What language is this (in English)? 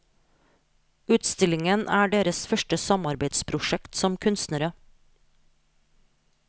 Norwegian